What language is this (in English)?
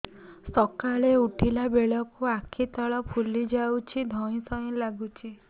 Odia